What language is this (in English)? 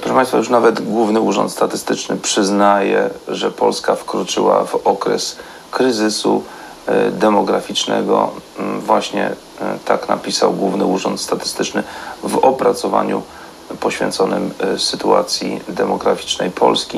Polish